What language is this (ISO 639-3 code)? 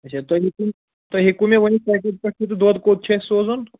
kas